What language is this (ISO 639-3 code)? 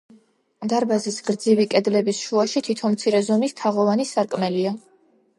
kat